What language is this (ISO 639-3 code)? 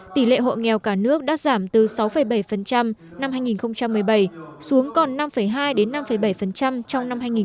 vie